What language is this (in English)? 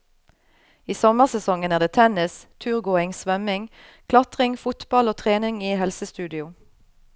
Norwegian